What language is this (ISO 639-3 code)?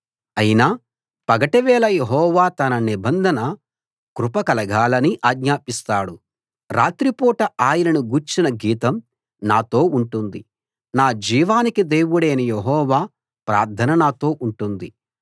tel